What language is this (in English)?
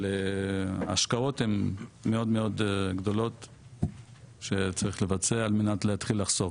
Hebrew